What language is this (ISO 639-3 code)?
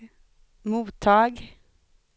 swe